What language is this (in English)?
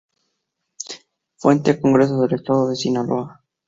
Spanish